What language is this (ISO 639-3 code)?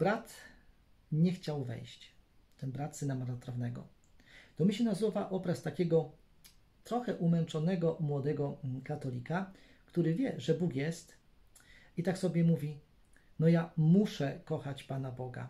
pol